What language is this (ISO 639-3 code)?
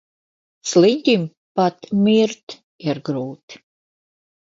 lav